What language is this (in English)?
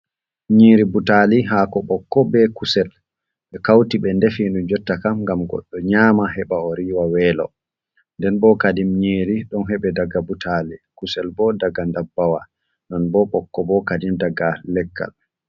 Fula